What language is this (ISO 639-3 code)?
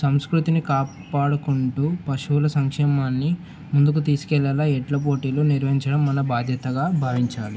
tel